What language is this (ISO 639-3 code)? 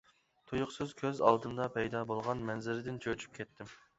uig